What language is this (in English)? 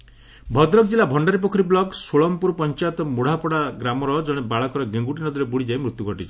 Odia